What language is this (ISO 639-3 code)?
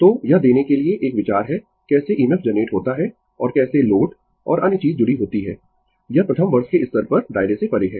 hin